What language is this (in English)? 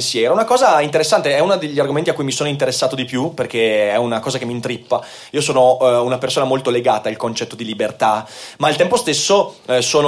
Italian